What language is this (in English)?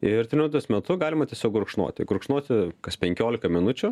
Lithuanian